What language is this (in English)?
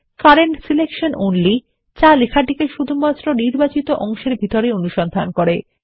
Bangla